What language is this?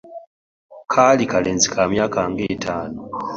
Ganda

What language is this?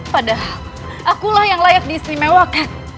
Indonesian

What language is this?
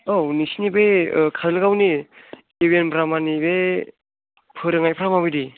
Bodo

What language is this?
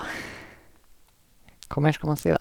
Norwegian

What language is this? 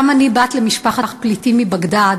Hebrew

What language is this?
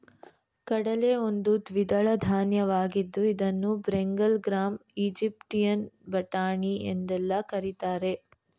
Kannada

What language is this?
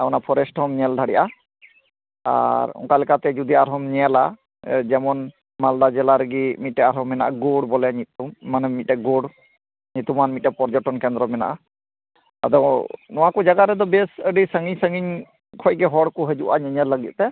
Santali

